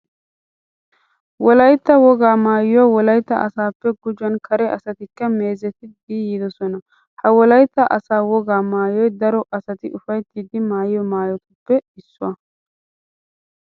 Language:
Wolaytta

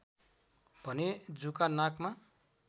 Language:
Nepali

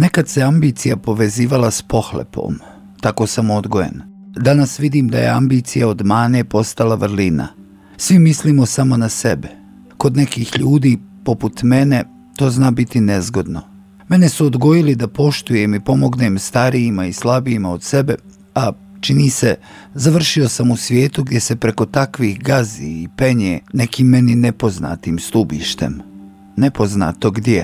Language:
Croatian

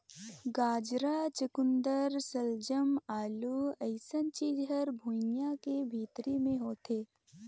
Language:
Chhattisgarhi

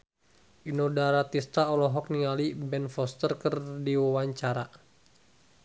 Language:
Sundanese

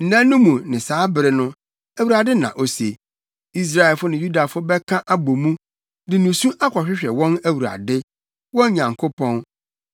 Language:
Akan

